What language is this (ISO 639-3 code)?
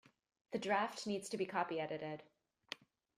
eng